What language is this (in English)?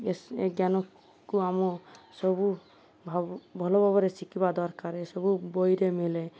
Odia